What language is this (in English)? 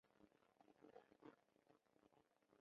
Chinese